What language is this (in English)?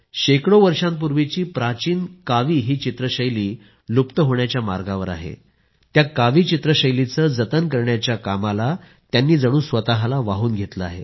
Marathi